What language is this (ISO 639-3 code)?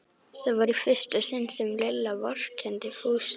isl